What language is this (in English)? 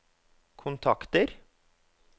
Norwegian